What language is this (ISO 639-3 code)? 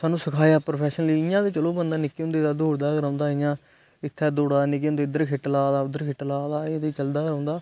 doi